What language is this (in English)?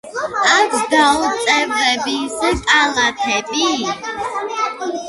Georgian